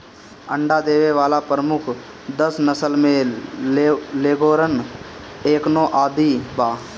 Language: Bhojpuri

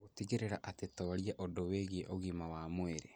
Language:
Kikuyu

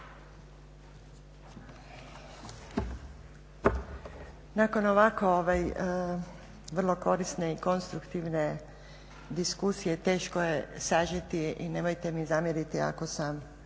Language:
Croatian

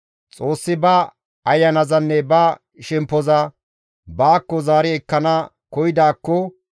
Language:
Gamo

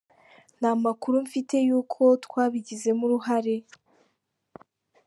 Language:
Kinyarwanda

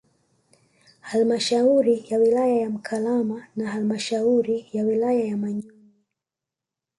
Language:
Swahili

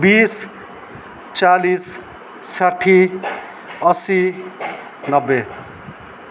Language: Nepali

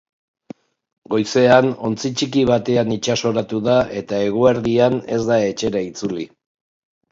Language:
Basque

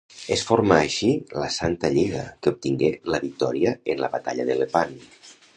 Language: Catalan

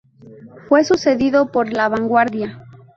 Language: Spanish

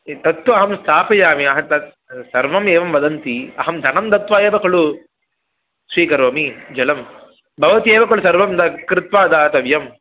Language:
Sanskrit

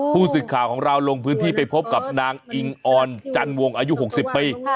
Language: Thai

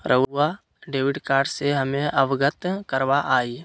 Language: Magahi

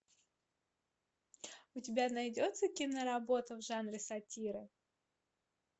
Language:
Russian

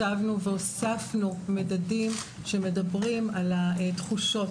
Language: Hebrew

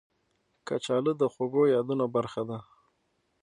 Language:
Pashto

